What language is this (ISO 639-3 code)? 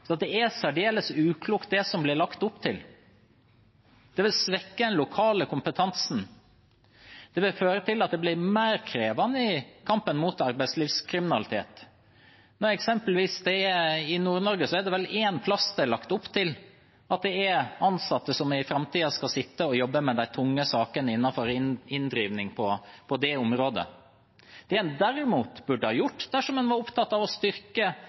nob